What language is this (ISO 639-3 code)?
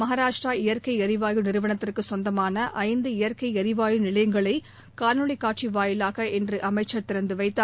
tam